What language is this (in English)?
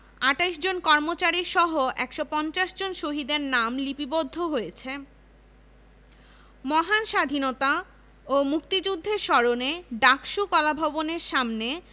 Bangla